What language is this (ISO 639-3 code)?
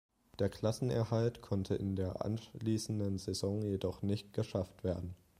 deu